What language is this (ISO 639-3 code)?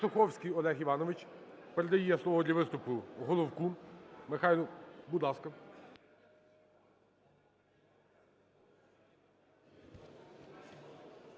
ukr